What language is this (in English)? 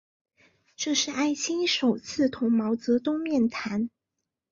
Chinese